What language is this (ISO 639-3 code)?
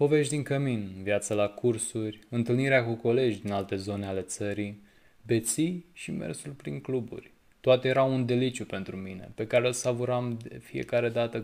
ron